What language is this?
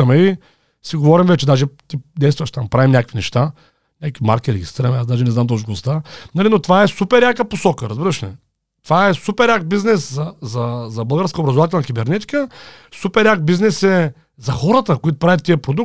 Bulgarian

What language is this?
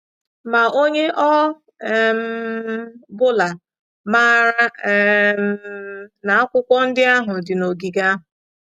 Igbo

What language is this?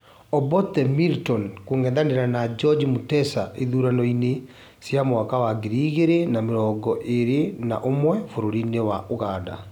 Kikuyu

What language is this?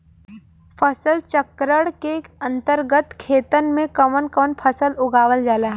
Bhojpuri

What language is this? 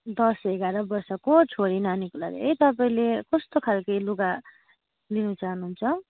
Nepali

